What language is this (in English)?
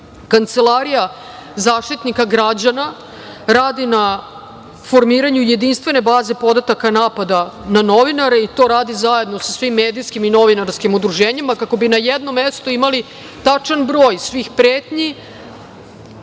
Serbian